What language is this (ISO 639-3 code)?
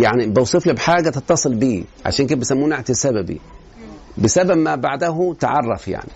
ara